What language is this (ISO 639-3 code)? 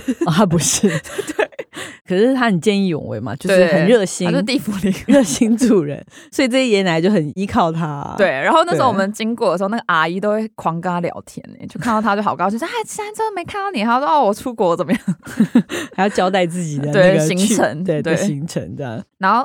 zho